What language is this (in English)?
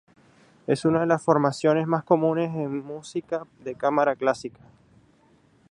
Spanish